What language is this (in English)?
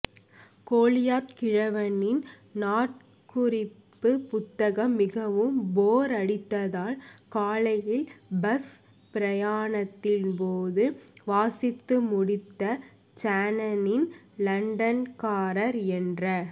Tamil